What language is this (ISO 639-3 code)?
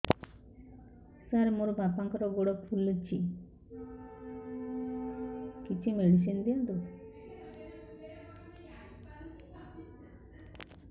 ori